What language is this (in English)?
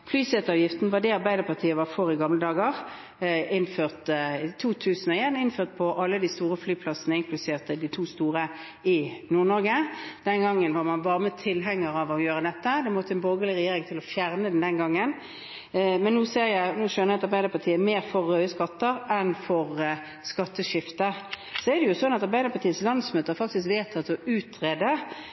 Norwegian Bokmål